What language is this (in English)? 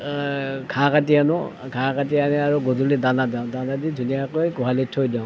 Assamese